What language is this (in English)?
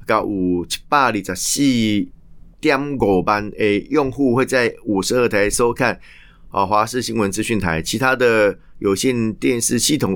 Chinese